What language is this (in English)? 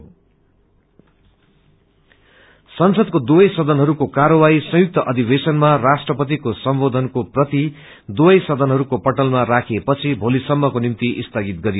Nepali